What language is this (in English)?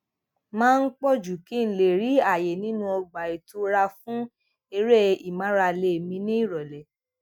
Yoruba